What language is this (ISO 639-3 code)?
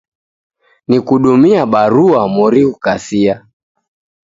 dav